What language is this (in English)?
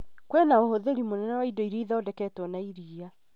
Kikuyu